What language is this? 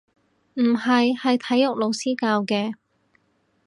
Cantonese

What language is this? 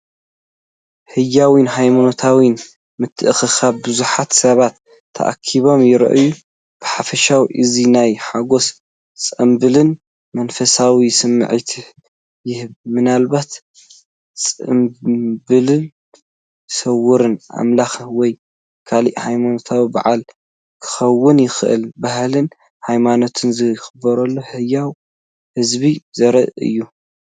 Tigrinya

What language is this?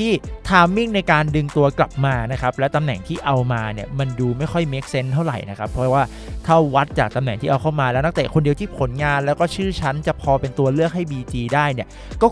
Thai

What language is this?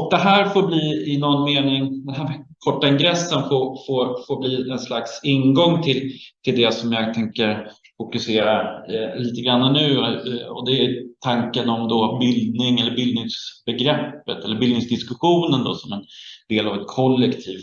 Swedish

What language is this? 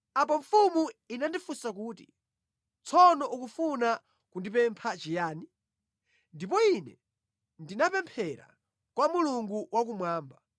Nyanja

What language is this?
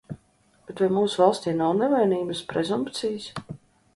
Latvian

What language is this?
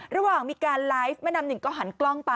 Thai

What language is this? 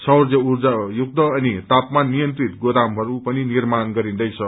Nepali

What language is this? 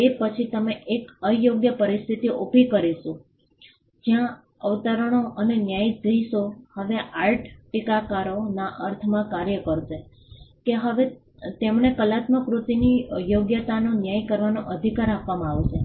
Gujarati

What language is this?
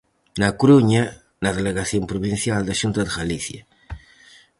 Galician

